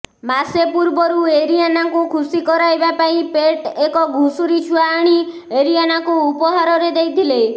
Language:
Odia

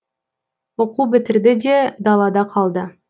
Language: Kazakh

